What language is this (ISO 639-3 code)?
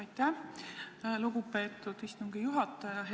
est